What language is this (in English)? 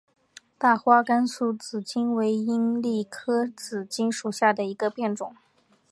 Chinese